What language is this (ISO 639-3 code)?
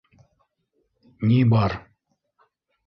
bak